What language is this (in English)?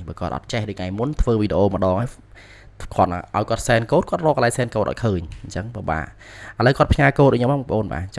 Vietnamese